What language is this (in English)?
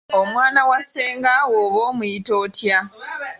Ganda